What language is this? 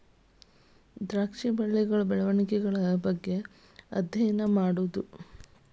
Kannada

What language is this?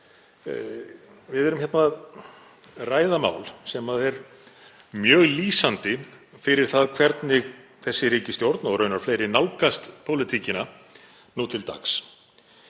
Icelandic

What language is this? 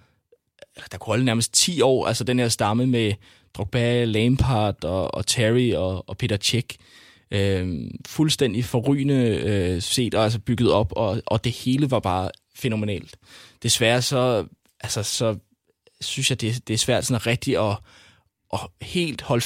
Danish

